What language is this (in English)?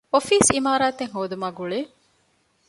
Divehi